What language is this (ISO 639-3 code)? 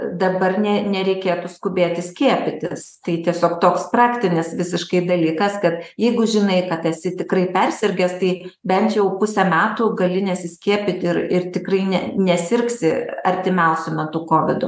lit